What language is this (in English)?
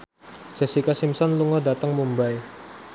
Javanese